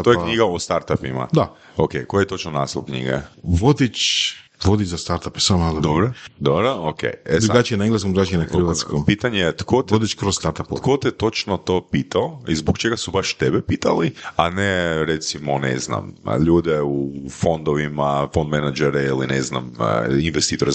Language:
Croatian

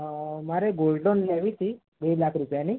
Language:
Gujarati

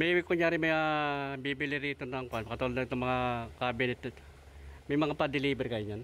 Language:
Filipino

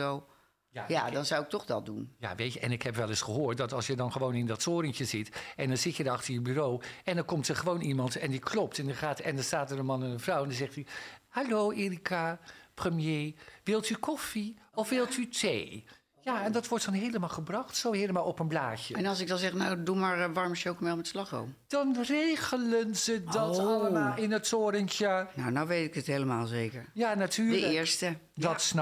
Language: Dutch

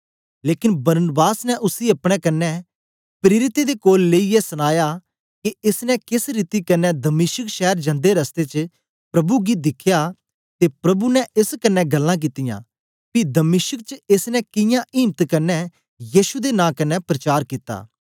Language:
Dogri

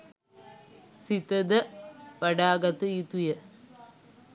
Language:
Sinhala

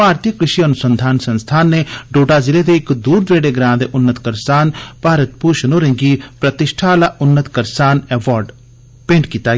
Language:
Dogri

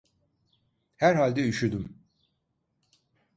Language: Turkish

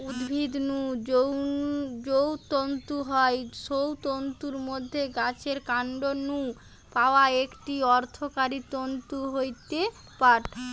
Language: Bangla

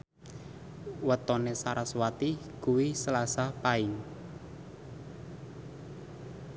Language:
Javanese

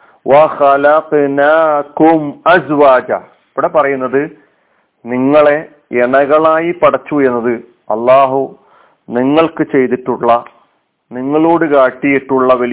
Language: Malayalam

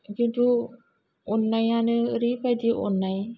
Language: Bodo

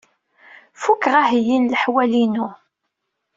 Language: Kabyle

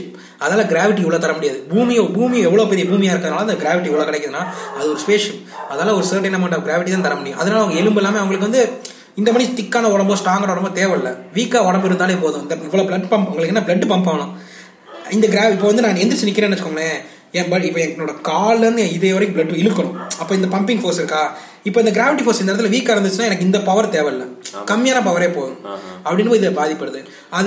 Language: Tamil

